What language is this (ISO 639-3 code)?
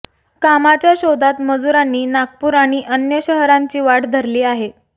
mar